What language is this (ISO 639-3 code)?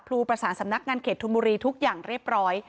tha